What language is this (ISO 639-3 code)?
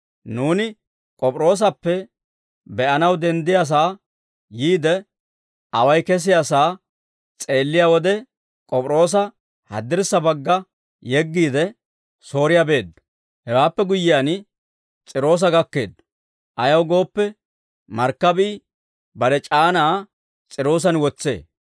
dwr